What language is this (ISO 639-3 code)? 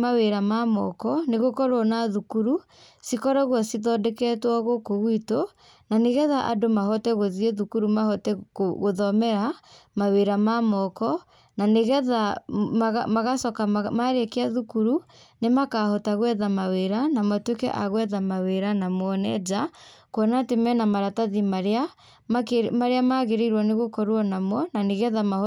kik